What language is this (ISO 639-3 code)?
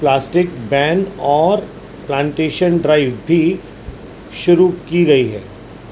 urd